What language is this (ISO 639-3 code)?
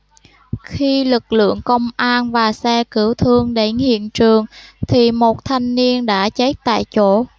vie